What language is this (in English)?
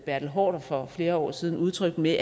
Danish